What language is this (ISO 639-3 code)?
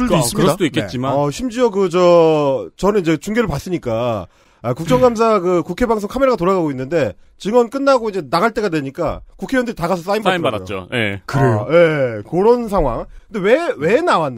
kor